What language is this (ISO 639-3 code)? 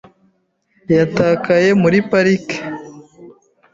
kin